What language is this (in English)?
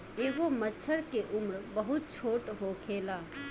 Bhojpuri